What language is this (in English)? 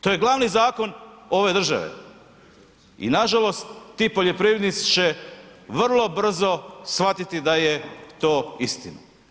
Croatian